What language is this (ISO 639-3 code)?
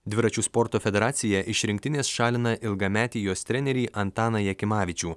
lit